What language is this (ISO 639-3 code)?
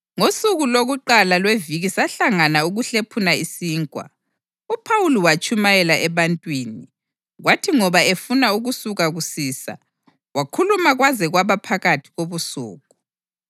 nde